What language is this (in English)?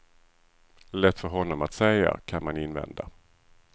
Swedish